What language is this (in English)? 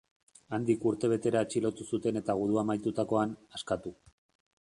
Basque